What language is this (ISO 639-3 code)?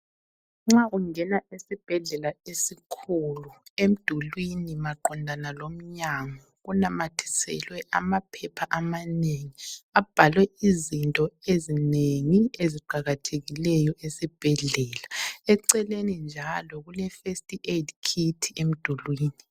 nde